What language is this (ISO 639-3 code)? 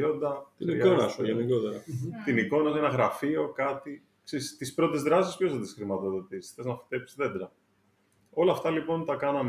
ell